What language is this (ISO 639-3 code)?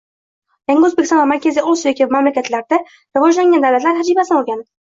uzb